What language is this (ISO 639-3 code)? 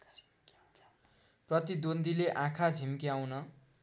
nep